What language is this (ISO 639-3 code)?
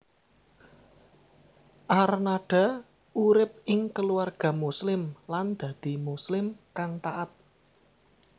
jav